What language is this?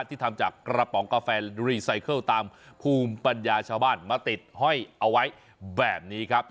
Thai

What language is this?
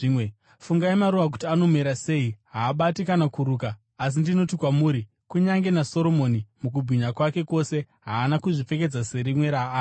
Shona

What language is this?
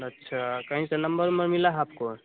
Hindi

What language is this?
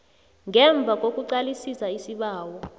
South Ndebele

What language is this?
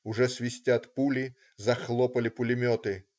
Russian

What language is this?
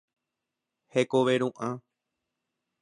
Guarani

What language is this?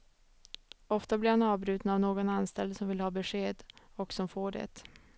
Swedish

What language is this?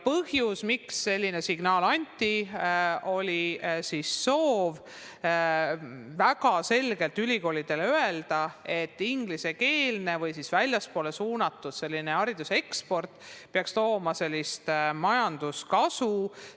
Estonian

